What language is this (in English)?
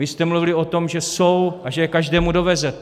Czech